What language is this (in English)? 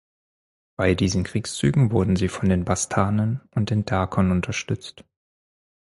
German